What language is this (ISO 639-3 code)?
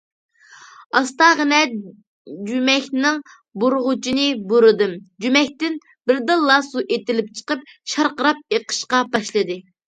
uig